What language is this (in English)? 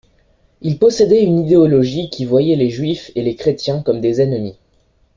French